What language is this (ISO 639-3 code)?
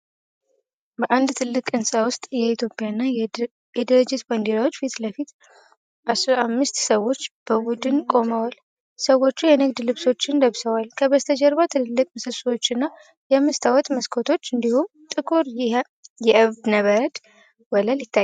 amh